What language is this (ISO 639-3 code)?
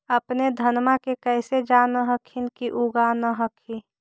mag